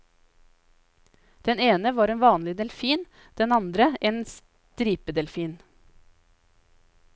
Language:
Norwegian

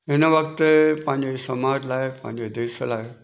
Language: Sindhi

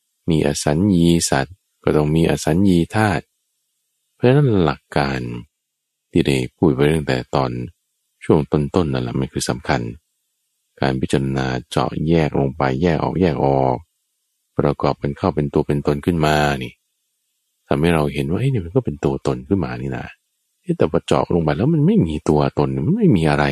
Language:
Thai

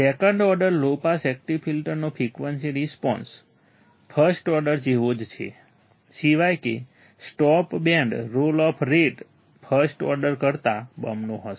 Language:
Gujarati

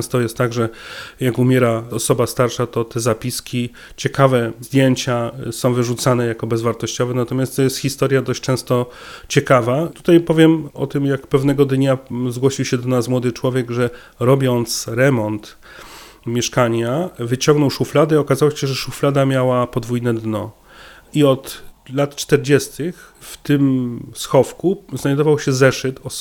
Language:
Polish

